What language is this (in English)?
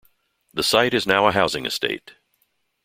English